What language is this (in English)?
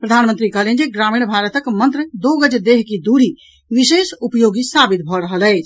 Maithili